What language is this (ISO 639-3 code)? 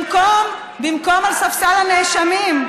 heb